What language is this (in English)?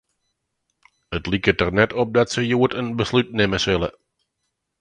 Western Frisian